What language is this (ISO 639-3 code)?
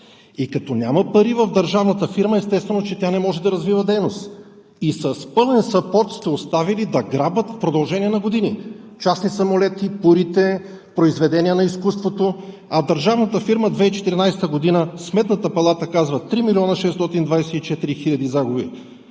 bul